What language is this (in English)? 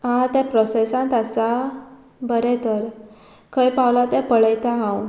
Konkani